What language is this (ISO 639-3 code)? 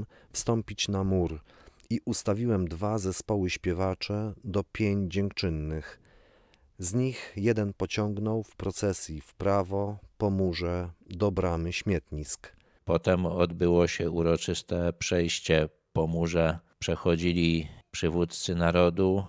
pol